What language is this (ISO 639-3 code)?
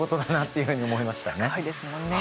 jpn